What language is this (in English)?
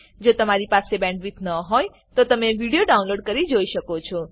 Gujarati